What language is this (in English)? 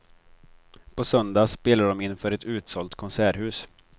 Swedish